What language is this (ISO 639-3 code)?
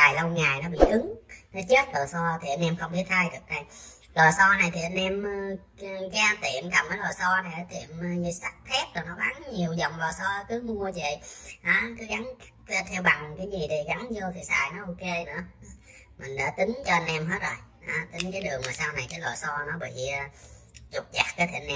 vie